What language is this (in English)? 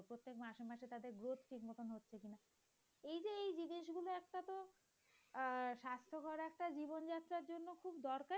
Bangla